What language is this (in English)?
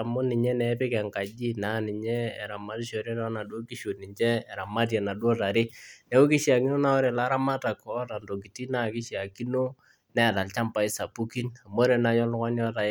Masai